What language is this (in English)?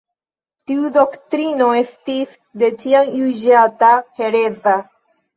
Esperanto